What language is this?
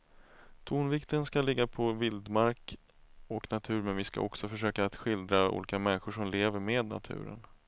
Swedish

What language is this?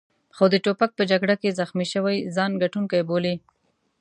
Pashto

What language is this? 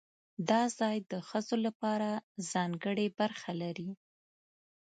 Pashto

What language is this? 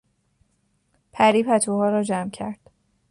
Persian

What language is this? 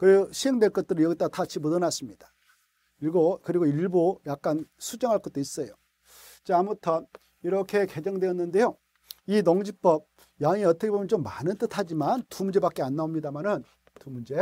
Korean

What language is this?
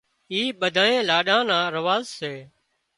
Wadiyara Koli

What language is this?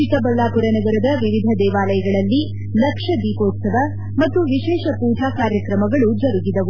Kannada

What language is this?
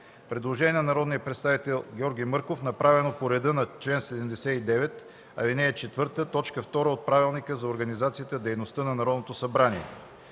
Bulgarian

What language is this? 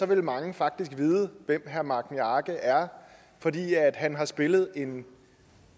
Danish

